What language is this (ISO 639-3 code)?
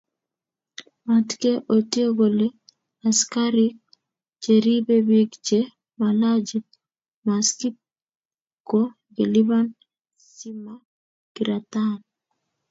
kln